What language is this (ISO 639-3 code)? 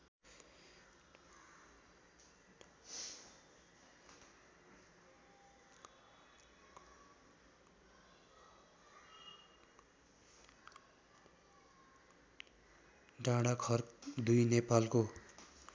nep